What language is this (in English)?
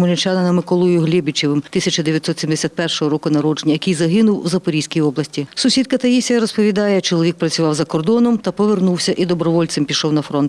Ukrainian